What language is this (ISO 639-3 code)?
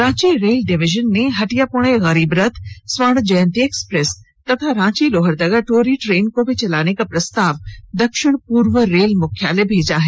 hin